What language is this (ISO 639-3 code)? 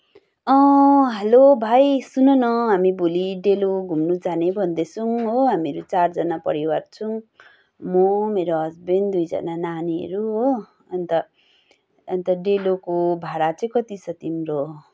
nep